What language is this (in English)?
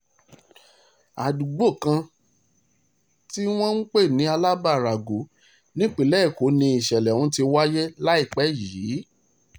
Yoruba